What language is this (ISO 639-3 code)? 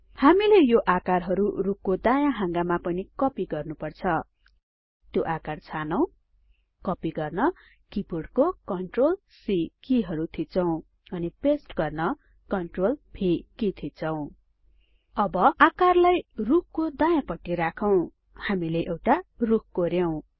nep